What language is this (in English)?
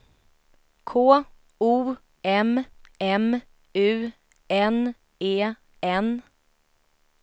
Swedish